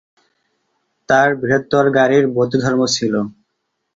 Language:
Bangla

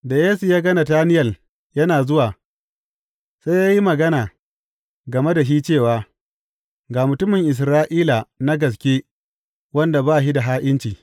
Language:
Hausa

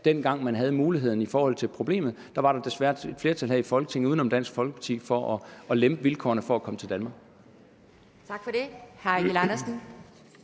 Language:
Danish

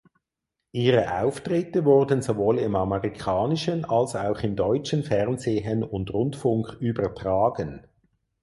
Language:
German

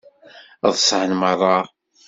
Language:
Kabyle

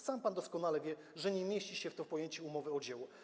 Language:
Polish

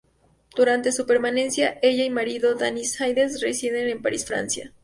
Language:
Spanish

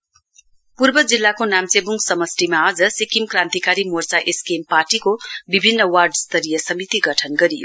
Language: Nepali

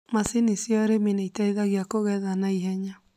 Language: Kikuyu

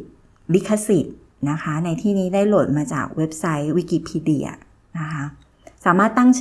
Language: Thai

